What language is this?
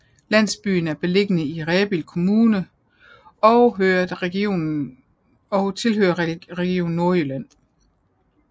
Danish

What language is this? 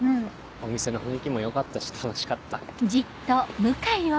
Japanese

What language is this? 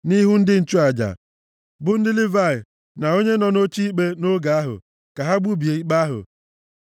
Igbo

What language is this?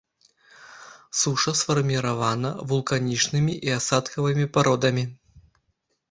Belarusian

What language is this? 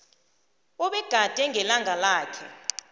South Ndebele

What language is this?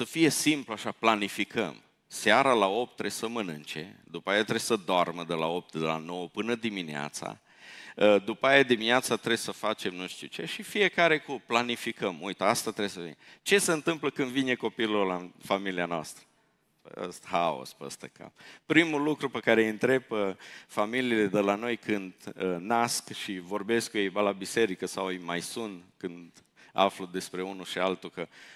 Romanian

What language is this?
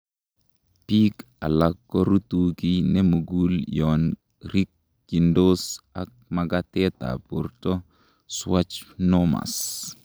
Kalenjin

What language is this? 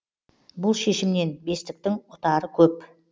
Kazakh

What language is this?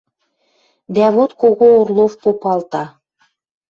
Western Mari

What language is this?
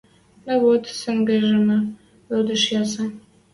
Western Mari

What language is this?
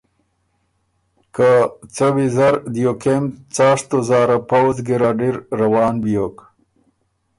Ormuri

